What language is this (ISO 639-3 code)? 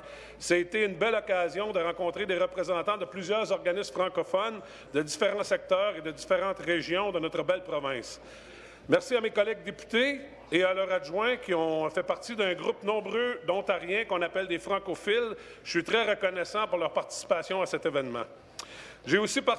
fra